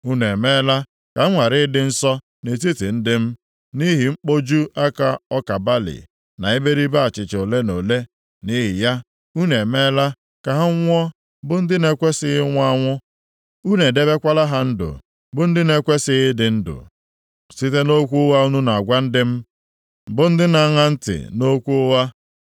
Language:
Igbo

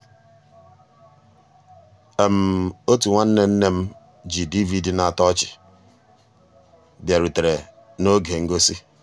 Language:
Igbo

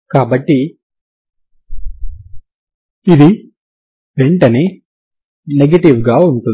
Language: Telugu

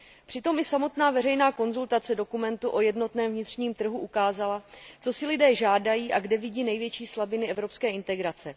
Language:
Czech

